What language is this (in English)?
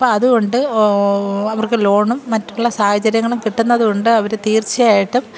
Malayalam